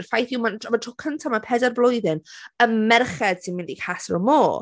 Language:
Welsh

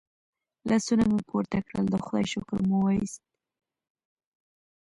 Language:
Pashto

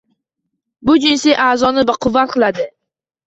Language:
Uzbek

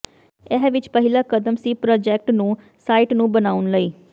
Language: Punjabi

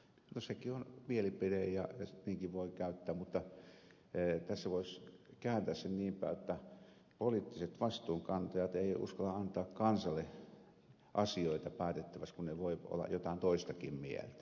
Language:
Finnish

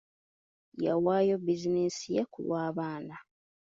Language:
Ganda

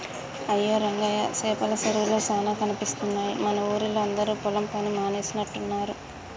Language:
Telugu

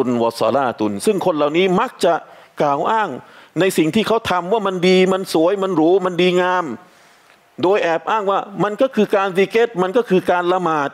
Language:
Thai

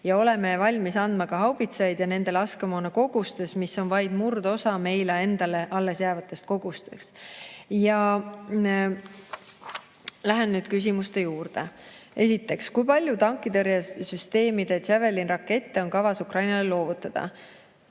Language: Estonian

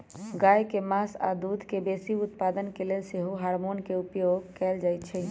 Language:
Magahi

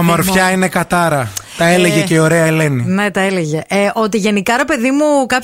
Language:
Greek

